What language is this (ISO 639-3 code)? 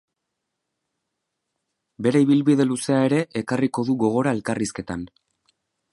eus